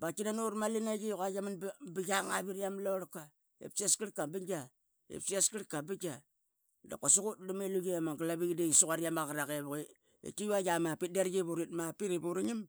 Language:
Qaqet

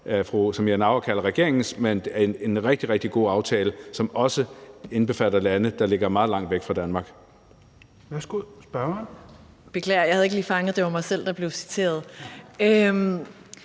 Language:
Danish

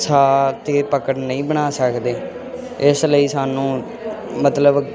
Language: Punjabi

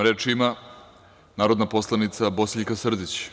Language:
Serbian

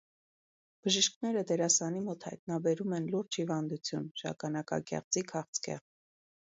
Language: Armenian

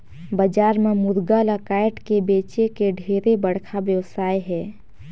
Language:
Chhattisgarhi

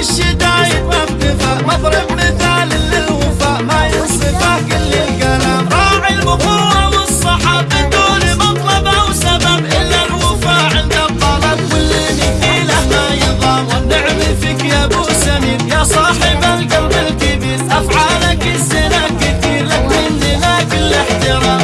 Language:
Arabic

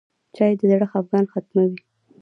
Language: Pashto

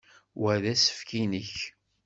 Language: Kabyle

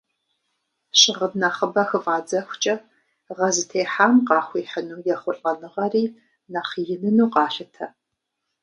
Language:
Kabardian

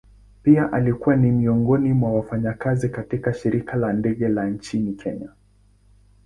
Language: Swahili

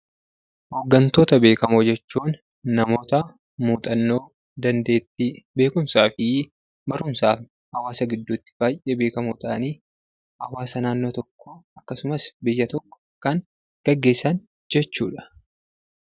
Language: Oromo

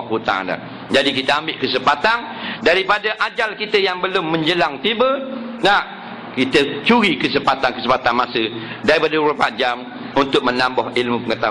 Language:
Malay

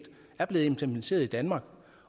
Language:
Danish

